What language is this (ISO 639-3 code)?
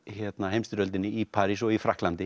isl